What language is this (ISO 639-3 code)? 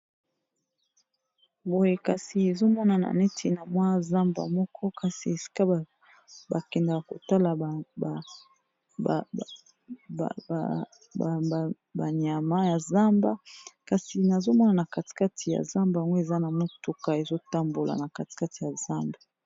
lin